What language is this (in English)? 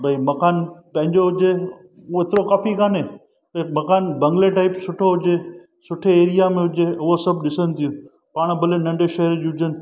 Sindhi